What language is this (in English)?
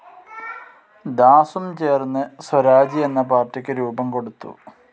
Malayalam